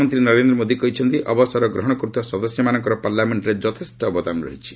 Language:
Odia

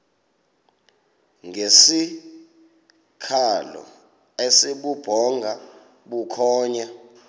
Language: Xhosa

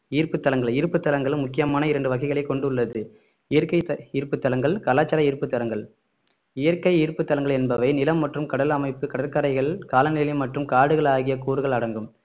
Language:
Tamil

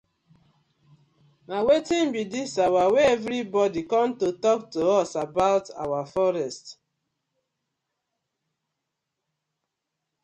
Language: Nigerian Pidgin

